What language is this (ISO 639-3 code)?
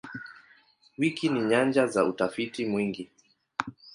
swa